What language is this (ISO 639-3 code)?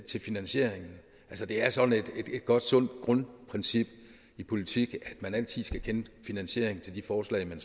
dan